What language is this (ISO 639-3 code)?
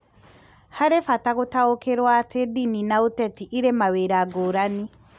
kik